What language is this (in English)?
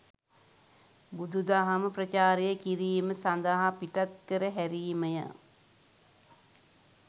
Sinhala